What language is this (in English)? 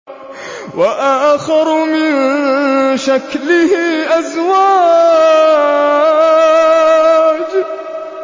Arabic